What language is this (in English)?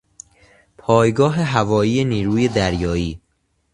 Persian